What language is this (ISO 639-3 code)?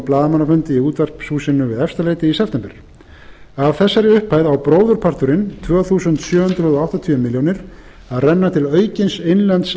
isl